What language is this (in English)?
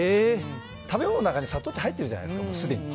Japanese